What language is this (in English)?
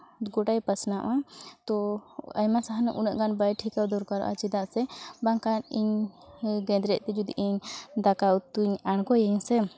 Santali